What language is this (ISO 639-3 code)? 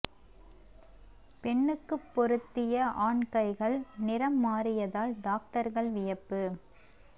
tam